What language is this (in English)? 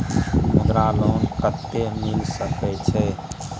Maithili